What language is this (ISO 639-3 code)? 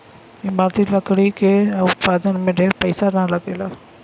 bho